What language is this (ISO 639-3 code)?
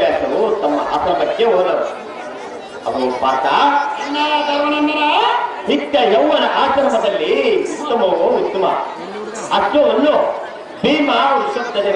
ind